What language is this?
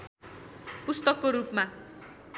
Nepali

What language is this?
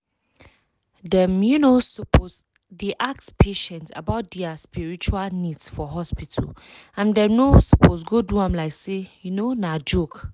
Nigerian Pidgin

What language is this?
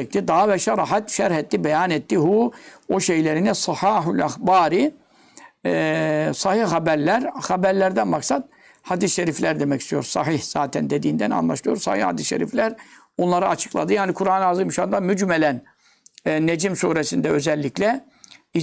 Turkish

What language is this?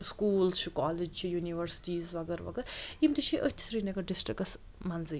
Kashmiri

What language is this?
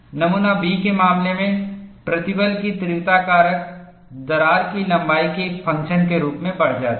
Hindi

